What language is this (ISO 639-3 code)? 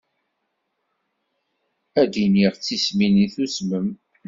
kab